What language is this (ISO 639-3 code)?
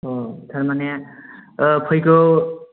brx